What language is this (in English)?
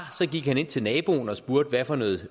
Danish